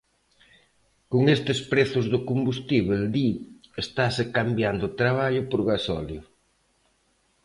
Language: Galician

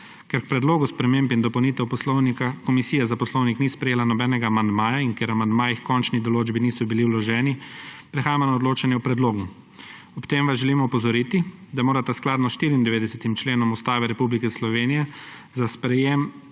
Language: Slovenian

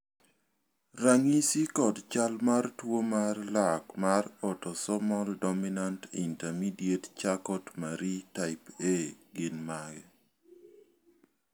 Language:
Luo (Kenya and Tanzania)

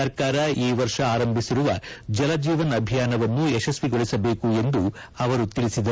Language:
Kannada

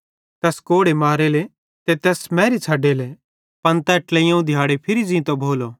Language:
Bhadrawahi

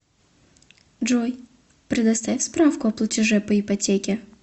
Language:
Russian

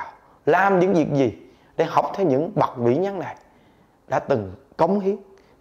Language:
Vietnamese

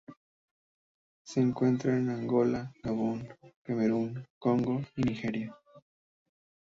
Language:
Spanish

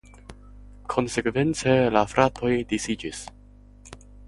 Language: Esperanto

